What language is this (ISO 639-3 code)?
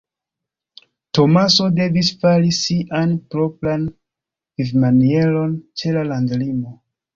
epo